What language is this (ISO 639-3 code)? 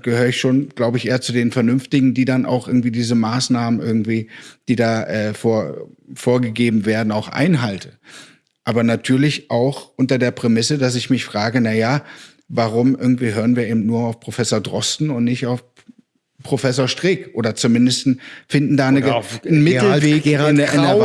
deu